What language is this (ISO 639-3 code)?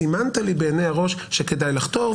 heb